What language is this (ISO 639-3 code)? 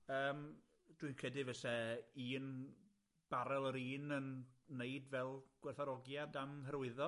cym